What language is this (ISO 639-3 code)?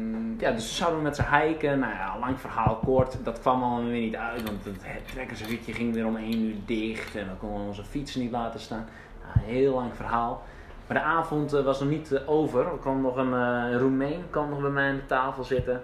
nld